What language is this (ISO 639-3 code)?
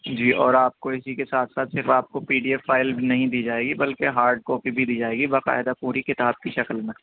urd